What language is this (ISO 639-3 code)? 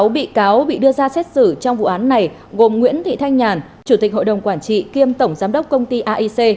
vie